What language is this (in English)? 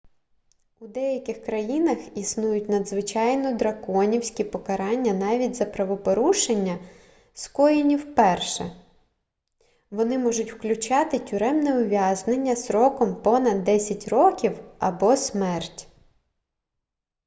Ukrainian